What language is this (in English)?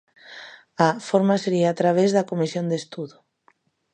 Galician